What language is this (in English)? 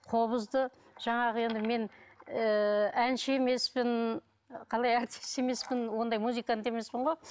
Kazakh